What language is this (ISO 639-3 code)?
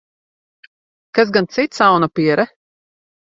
lav